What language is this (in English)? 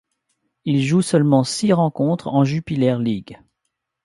French